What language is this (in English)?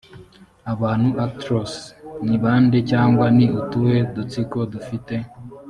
Kinyarwanda